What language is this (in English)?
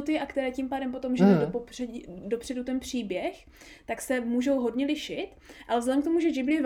Czech